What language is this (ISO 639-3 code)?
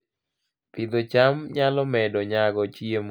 luo